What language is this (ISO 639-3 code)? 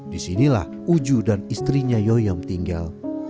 ind